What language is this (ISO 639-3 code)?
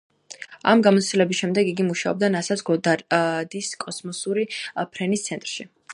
kat